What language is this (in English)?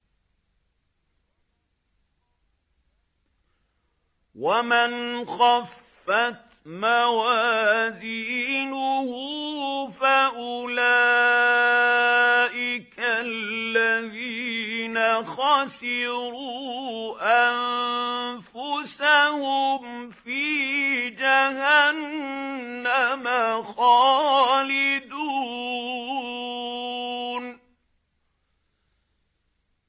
Arabic